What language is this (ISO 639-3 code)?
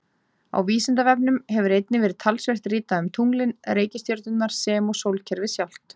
isl